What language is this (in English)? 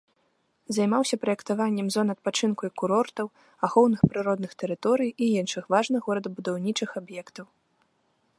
Belarusian